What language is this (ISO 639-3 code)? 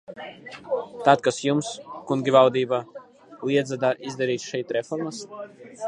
lav